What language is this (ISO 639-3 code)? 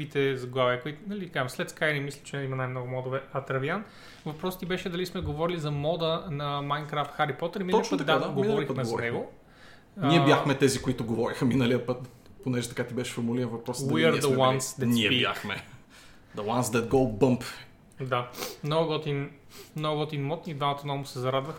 bul